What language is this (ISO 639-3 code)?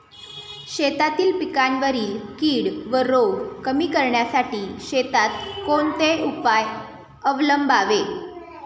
mar